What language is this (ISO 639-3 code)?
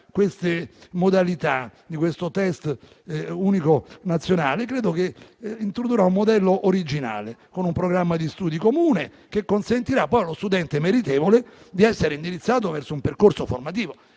ita